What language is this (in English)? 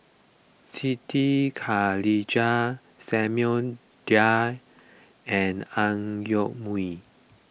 English